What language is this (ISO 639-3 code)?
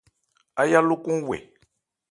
ebr